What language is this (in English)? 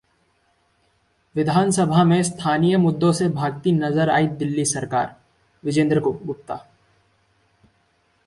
Hindi